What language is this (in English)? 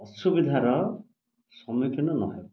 Odia